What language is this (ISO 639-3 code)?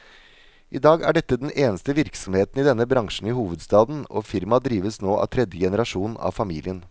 nor